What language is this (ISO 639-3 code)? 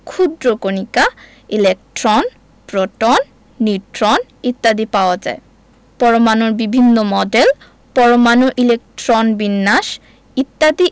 ben